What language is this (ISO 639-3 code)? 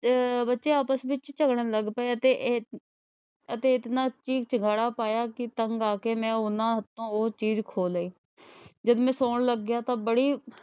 pan